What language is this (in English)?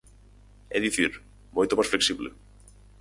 Galician